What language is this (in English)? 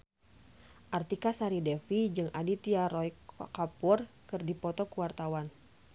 Sundanese